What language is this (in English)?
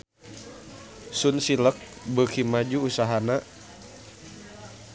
Sundanese